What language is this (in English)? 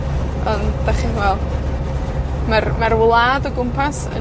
Welsh